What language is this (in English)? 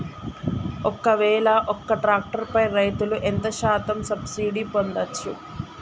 Telugu